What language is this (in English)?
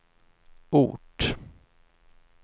Swedish